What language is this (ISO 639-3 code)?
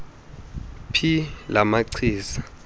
xho